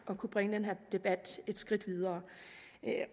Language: Danish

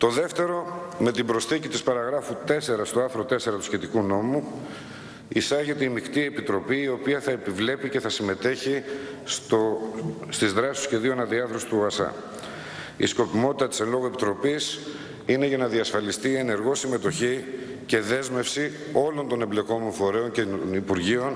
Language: Greek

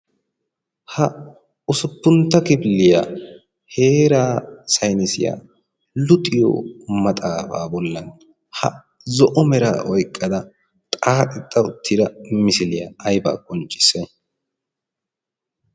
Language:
Wolaytta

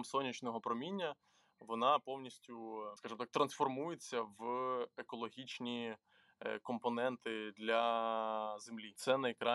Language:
Ukrainian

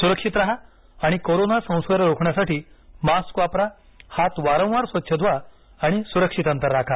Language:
Marathi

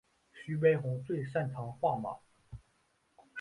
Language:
Chinese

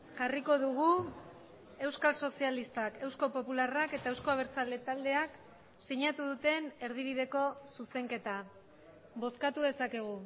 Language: Basque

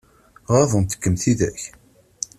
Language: Kabyle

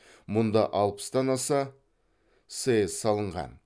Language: Kazakh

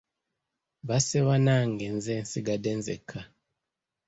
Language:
Ganda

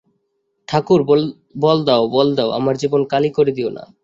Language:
Bangla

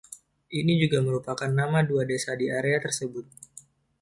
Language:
Indonesian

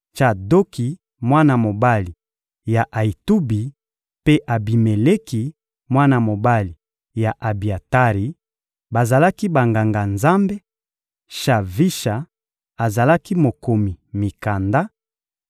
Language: Lingala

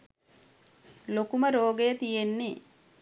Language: Sinhala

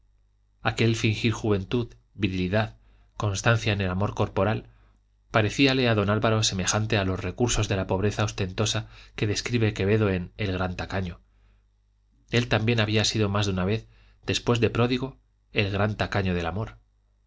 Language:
Spanish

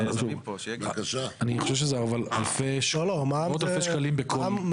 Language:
Hebrew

